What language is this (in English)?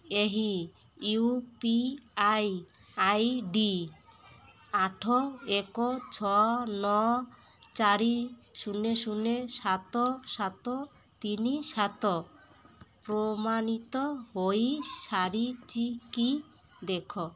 Odia